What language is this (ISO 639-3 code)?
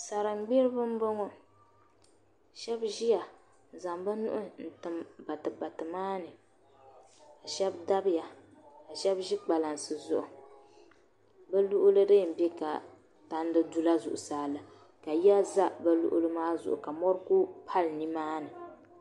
dag